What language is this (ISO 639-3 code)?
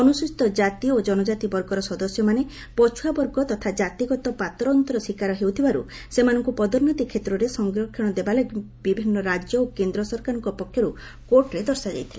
ori